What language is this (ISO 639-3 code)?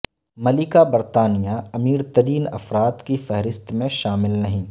urd